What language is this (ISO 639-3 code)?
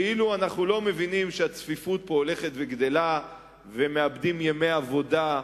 heb